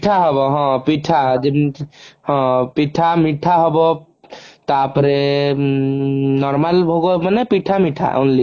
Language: Odia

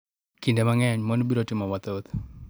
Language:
Luo (Kenya and Tanzania)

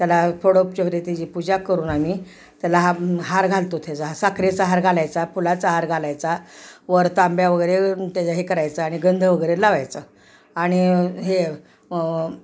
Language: Marathi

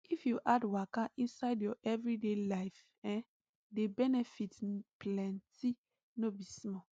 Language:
Nigerian Pidgin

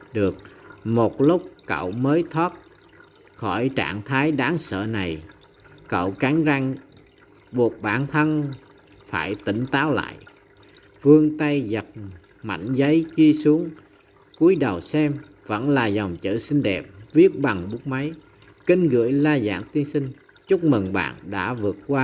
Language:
Vietnamese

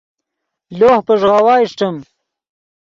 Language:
Yidgha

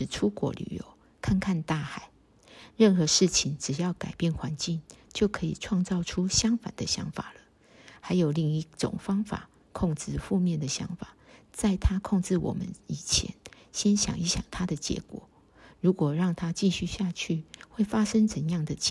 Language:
Chinese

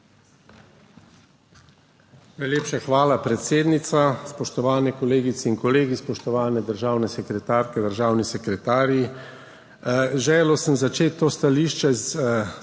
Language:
Slovenian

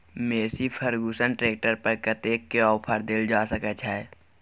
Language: Maithili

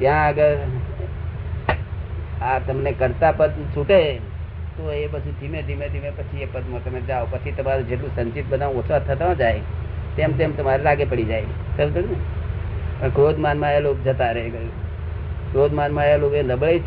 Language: Gujarati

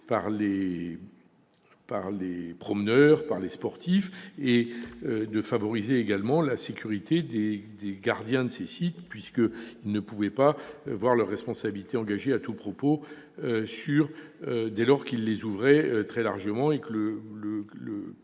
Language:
French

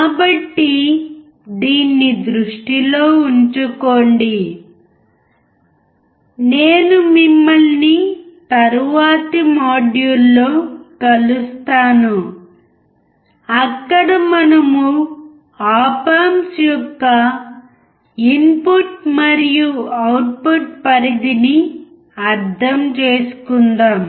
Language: Telugu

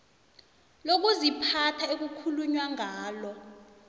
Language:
South Ndebele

